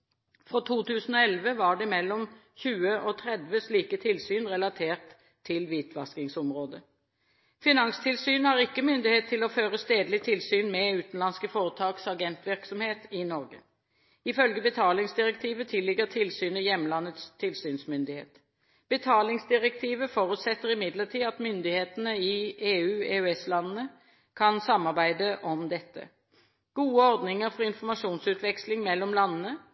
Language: Norwegian Bokmål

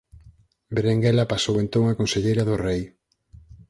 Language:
Galician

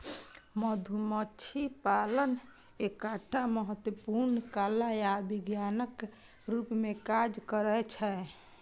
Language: Maithili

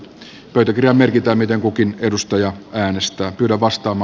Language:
Finnish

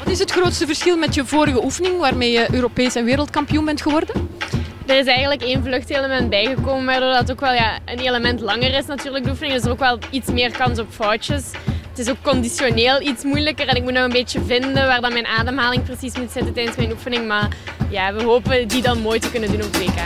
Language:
Dutch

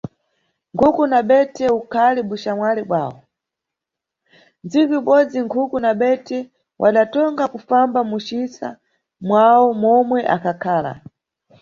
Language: Nyungwe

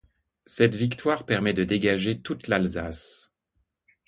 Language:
French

